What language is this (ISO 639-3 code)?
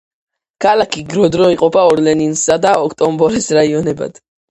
kat